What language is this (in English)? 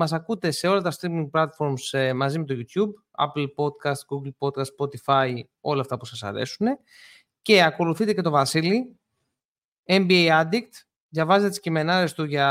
Greek